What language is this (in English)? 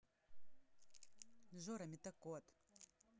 Russian